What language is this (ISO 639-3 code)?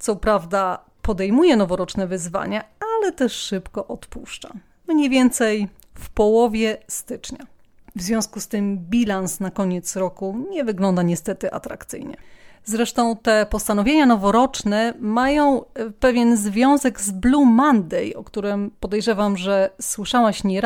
pol